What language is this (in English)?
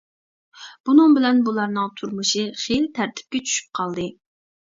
Uyghur